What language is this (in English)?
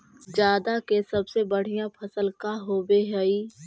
Magahi